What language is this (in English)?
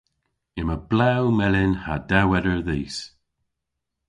Cornish